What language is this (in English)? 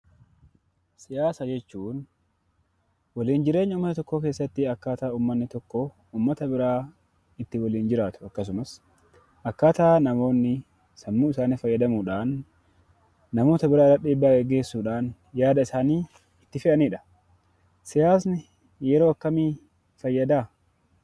Oromo